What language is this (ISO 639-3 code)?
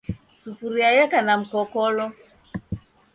dav